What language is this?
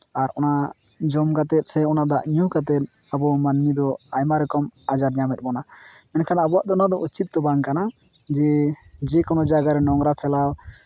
Santali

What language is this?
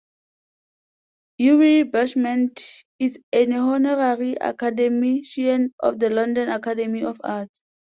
English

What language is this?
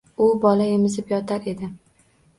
Uzbek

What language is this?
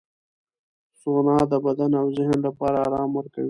Pashto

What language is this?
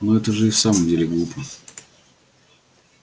Russian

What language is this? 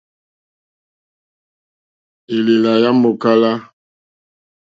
Mokpwe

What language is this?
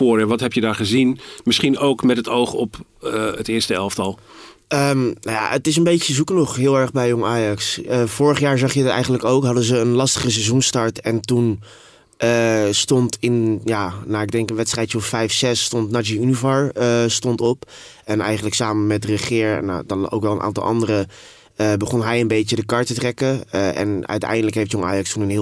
Dutch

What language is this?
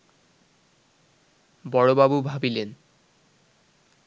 Bangla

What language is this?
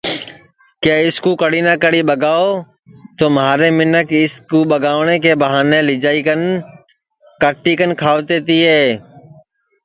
Sansi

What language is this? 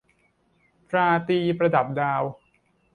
Thai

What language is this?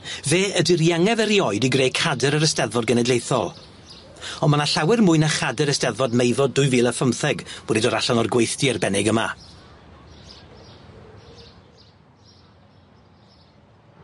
Welsh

